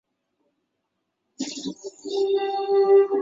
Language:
Chinese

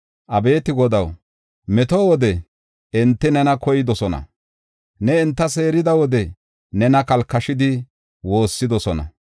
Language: Gofa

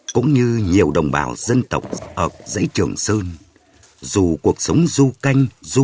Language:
Vietnamese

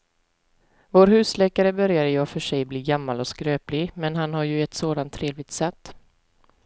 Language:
Swedish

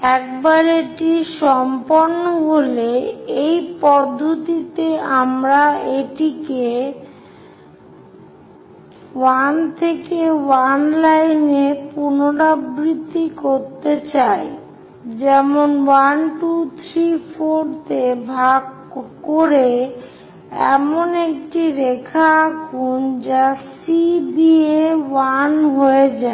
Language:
Bangla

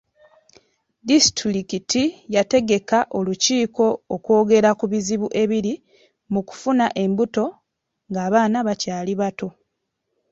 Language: Ganda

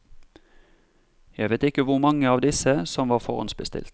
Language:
Norwegian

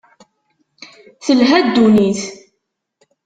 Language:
Kabyle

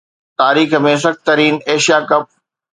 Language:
Sindhi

